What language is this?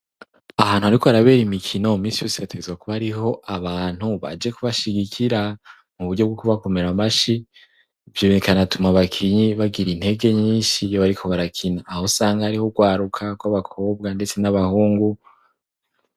Rundi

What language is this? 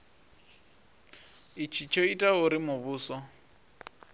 Venda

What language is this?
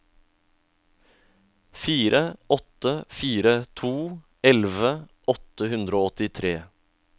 Norwegian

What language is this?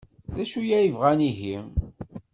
Kabyle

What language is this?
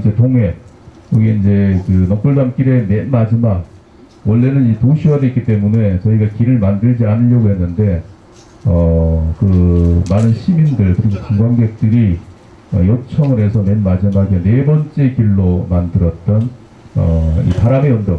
Korean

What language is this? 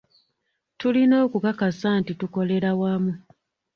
Ganda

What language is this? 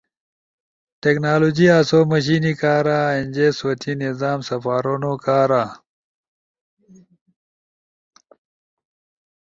Ushojo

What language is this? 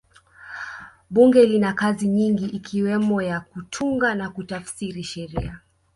Swahili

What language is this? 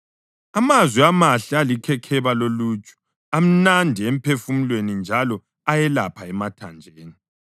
North Ndebele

